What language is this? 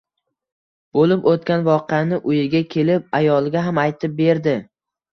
Uzbek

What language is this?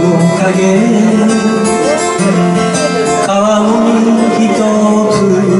Korean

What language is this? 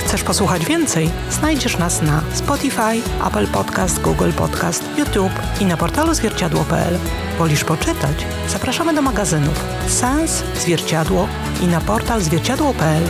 Polish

